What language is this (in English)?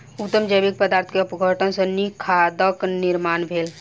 Maithili